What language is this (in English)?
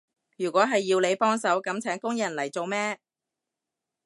Cantonese